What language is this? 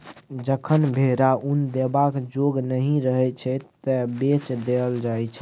Maithili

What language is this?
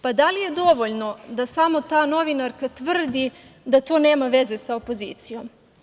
Serbian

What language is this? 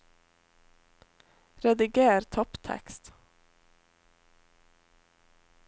Norwegian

